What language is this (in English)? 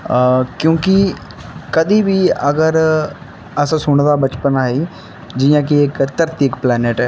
Dogri